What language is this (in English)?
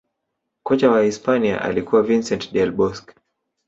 Swahili